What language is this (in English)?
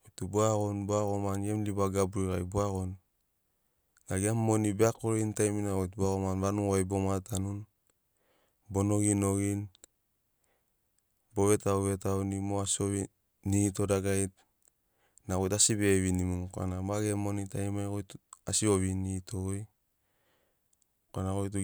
Sinaugoro